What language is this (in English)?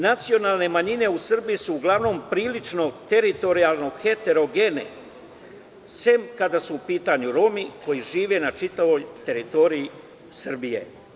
Serbian